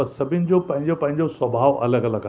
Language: Sindhi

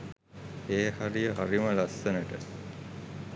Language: Sinhala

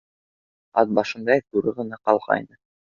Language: Bashkir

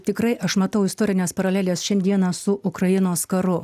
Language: Lithuanian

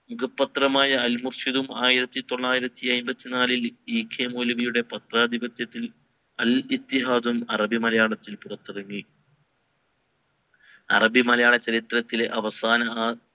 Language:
Malayalam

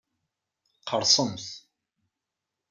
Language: Kabyle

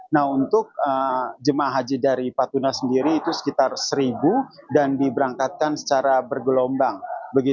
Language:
Indonesian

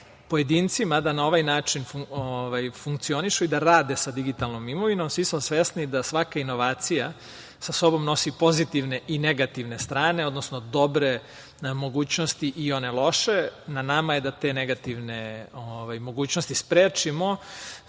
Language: Serbian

